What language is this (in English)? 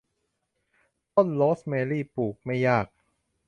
Thai